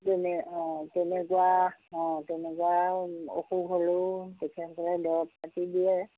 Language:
Assamese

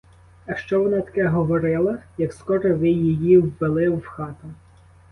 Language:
Ukrainian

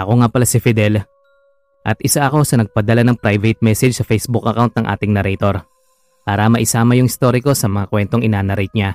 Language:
Filipino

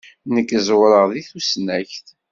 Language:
Kabyle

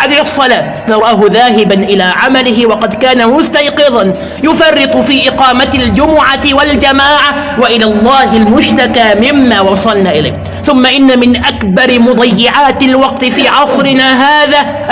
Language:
Arabic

